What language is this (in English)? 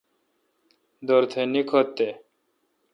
Kalkoti